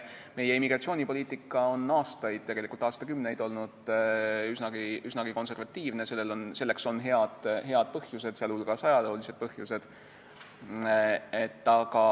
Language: Estonian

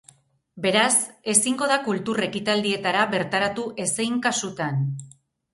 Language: Basque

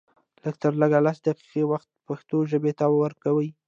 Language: Pashto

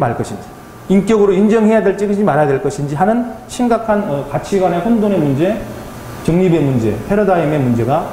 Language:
Korean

